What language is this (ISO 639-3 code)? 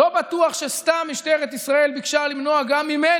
heb